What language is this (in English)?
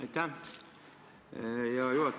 Estonian